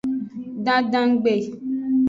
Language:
Aja (Benin)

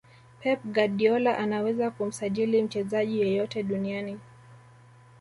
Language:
Swahili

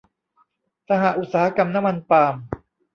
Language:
Thai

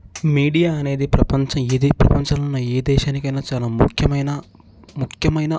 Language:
Telugu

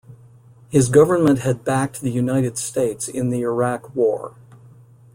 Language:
English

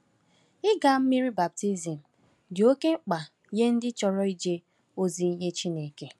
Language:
Igbo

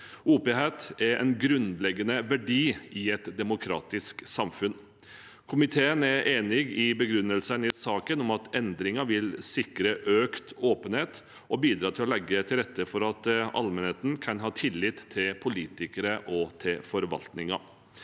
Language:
Norwegian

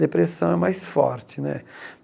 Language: Portuguese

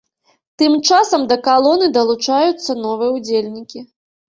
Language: Belarusian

